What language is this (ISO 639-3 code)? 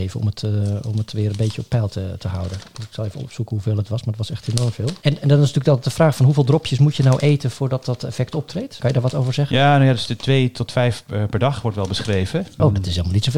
nld